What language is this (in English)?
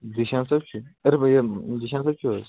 Kashmiri